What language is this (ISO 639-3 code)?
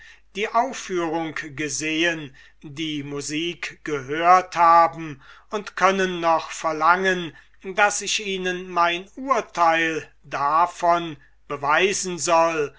deu